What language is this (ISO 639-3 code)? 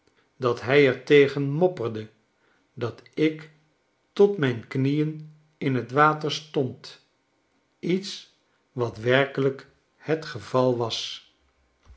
nld